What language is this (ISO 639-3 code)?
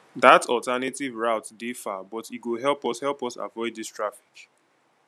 pcm